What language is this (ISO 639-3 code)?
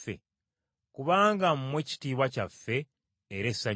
lug